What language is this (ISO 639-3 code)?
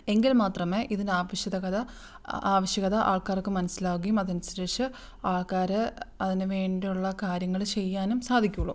mal